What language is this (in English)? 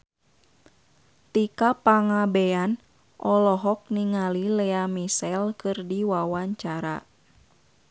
Sundanese